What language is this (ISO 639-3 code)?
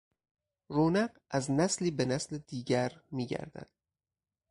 fas